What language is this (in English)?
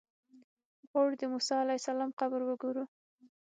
Pashto